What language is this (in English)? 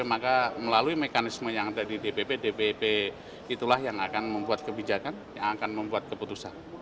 Indonesian